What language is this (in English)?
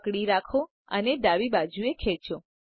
Gujarati